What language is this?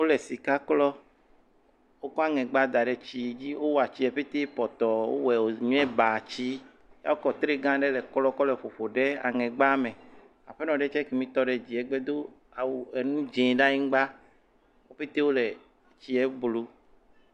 Ewe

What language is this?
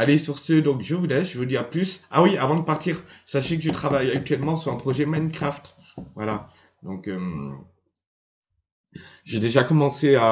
French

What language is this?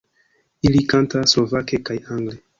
Esperanto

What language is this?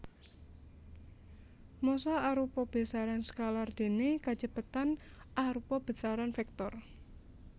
Javanese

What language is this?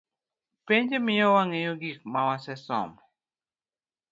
Luo (Kenya and Tanzania)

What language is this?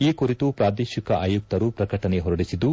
Kannada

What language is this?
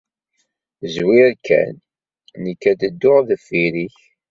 Kabyle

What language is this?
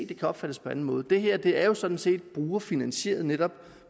Danish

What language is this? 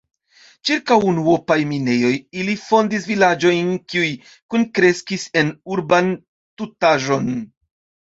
Esperanto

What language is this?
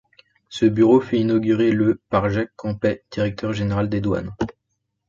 French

